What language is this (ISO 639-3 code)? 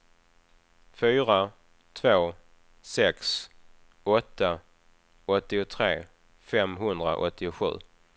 swe